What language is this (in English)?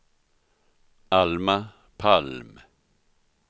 Swedish